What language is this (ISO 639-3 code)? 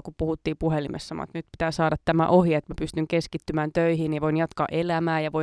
fin